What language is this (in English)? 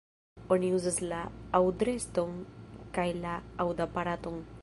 Esperanto